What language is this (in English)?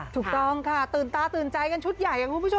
Thai